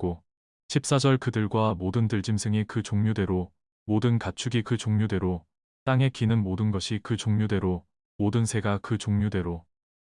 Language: Korean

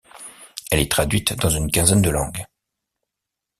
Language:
French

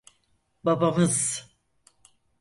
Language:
Turkish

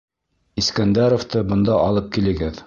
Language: Bashkir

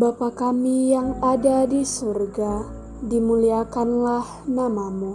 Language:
Indonesian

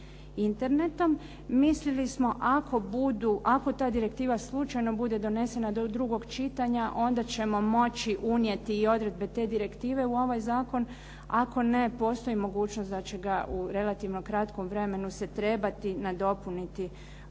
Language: Croatian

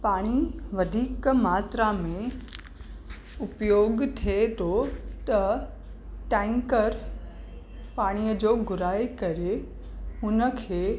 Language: Sindhi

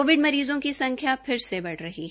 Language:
Hindi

